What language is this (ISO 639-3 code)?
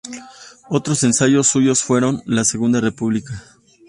spa